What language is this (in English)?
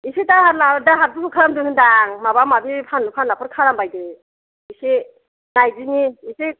Bodo